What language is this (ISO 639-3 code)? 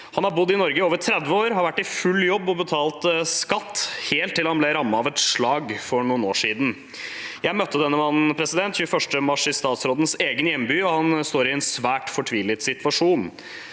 nor